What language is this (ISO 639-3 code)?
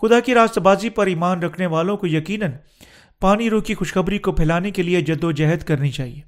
urd